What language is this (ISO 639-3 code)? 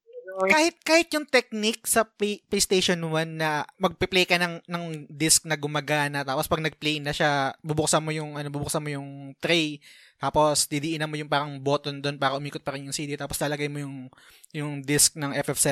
fil